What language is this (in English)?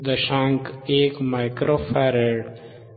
Marathi